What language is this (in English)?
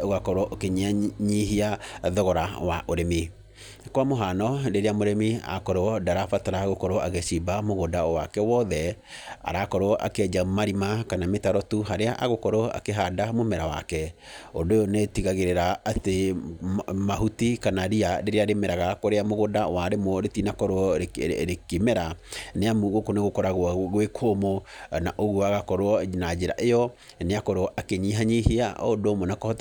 Kikuyu